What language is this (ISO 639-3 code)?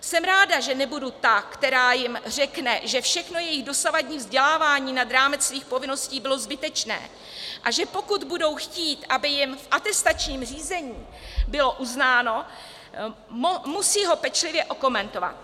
ces